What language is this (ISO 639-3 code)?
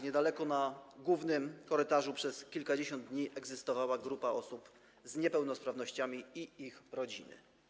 pol